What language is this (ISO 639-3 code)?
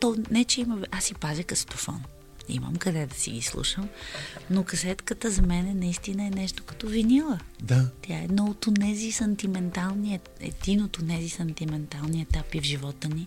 bul